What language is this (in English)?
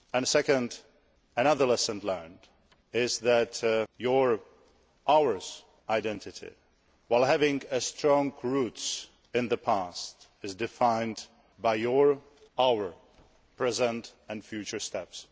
English